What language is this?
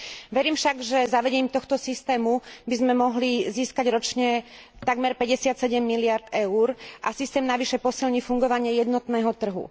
Slovak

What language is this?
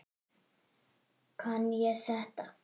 Icelandic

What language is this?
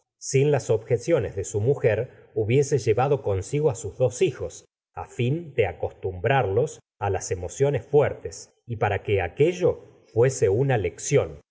Spanish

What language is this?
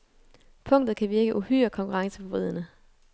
Danish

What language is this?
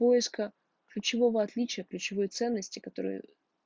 Russian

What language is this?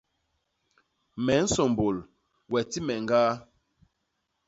Basaa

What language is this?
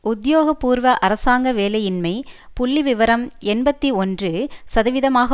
Tamil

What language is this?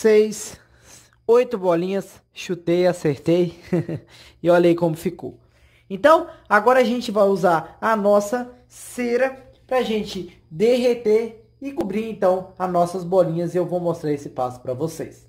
Portuguese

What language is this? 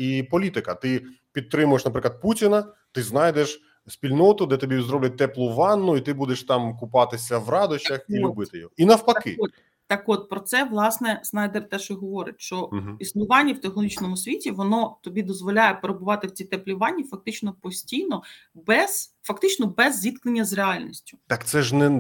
Ukrainian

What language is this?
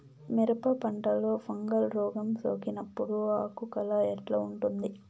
Telugu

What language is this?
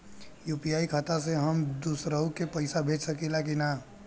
Bhojpuri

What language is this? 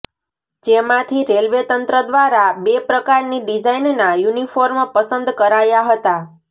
Gujarati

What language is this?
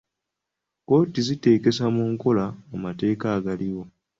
Ganda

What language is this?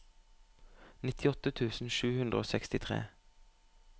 Norwegian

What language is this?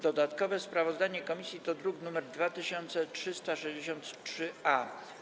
Polish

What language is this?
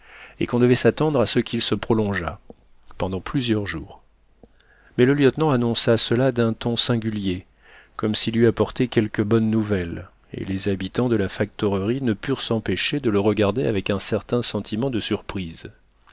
French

